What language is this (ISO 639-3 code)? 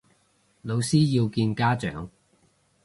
yue